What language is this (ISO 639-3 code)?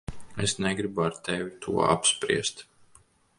lav